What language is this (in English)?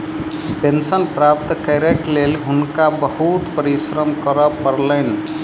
Maithili